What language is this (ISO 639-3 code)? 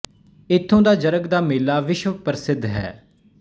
pan